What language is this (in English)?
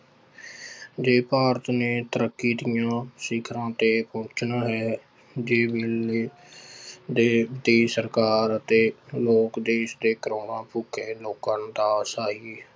Punjabi